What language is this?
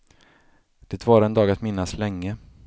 Swedish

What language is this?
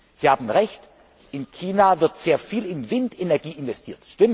German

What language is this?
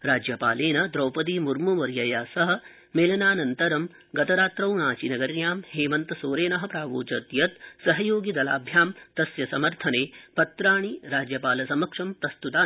Sanskrit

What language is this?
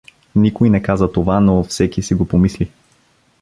Bulgarian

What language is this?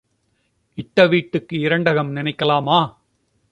Tamil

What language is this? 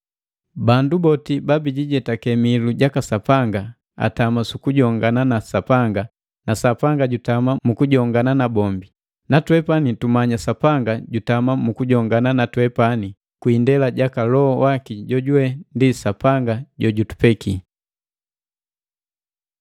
Matengo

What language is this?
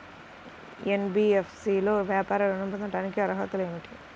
Telugu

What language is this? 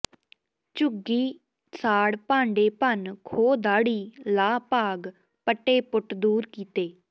Punjabi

